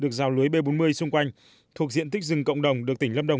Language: Vietnamese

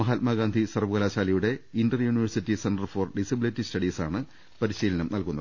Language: Malayalam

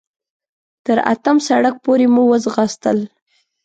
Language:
Pashto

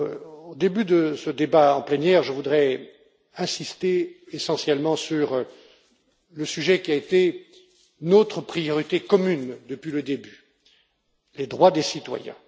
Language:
French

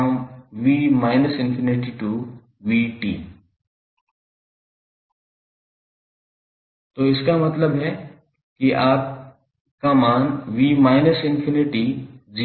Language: Hindi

